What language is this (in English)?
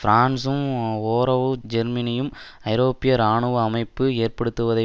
Tamil